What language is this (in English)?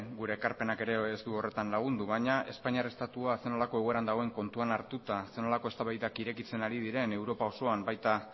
Basque